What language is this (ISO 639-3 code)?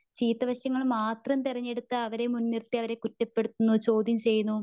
mal